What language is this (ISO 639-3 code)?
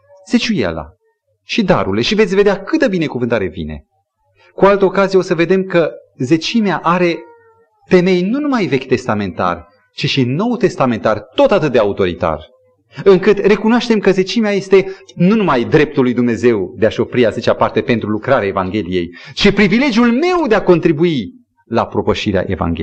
ron